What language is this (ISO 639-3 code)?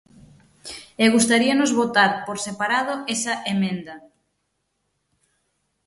glg